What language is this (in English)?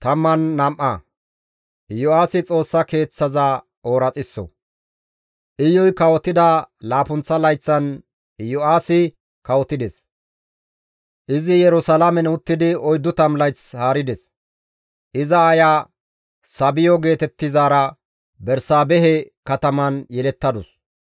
Gamo